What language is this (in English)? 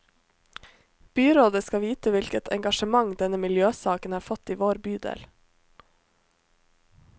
Norwegian